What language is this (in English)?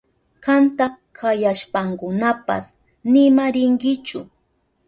Southern Pastaza Quechua